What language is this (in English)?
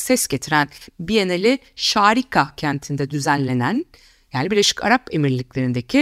Turkish